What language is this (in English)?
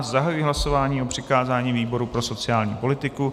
Czech